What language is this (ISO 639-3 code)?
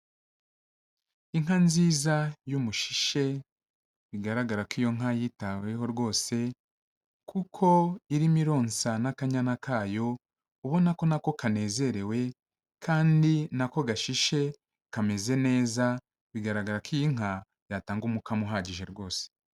kin